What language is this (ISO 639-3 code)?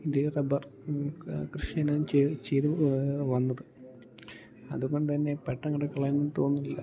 mal